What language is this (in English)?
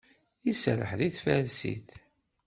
Kabyle